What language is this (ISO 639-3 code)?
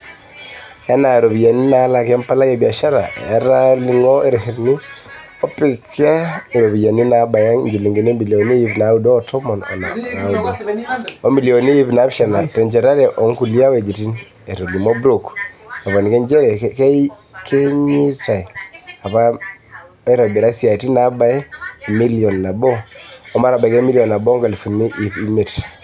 mas